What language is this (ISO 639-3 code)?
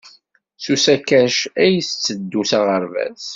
kab